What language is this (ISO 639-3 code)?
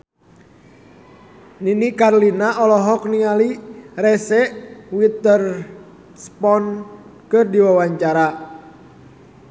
sun